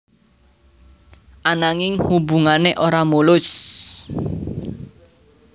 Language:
Javanese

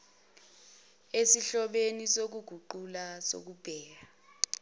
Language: Zulu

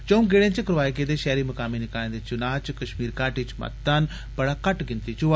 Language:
Dogri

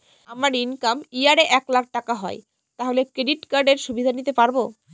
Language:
Bangla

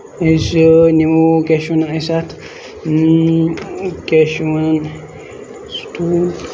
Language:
Kashmiri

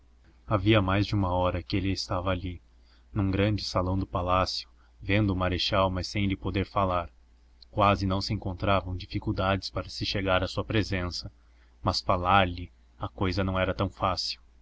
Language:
Portuguese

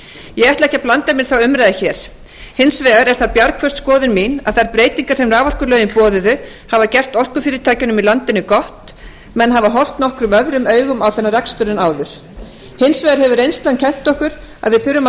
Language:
Icelandic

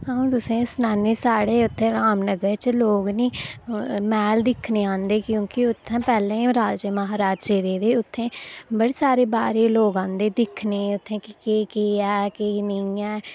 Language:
Dogri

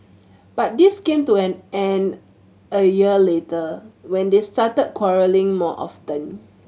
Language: English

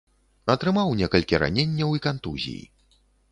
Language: Belarusian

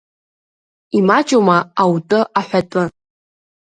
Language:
Abkhazian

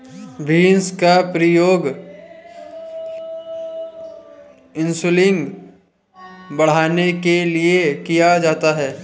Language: Hindi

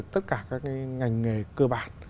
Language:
Vietnamese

